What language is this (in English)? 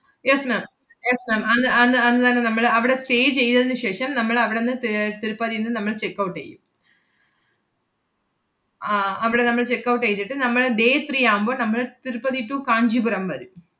Malayalam